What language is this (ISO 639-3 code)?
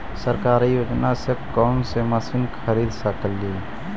mag